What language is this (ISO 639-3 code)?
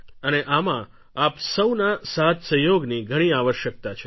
guj